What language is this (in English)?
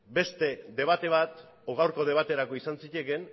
Basque